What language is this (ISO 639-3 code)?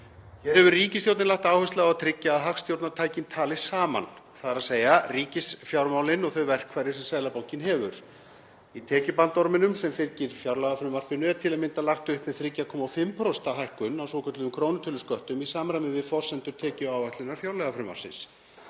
isl